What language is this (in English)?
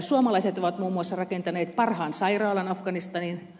Finnish